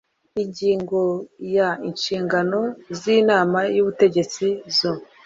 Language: Kinyarwanda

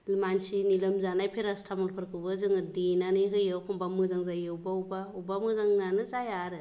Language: Bodo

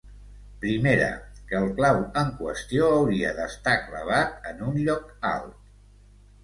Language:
Catalan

